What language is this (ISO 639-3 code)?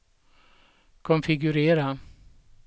swe